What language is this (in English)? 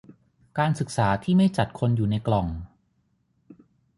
Thai